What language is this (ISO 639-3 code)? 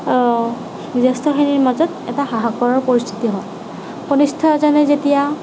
asm